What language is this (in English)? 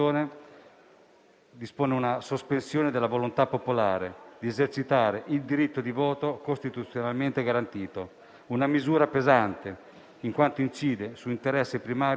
Italian